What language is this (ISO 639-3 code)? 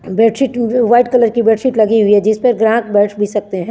hin